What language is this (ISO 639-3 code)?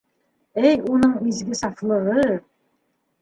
bak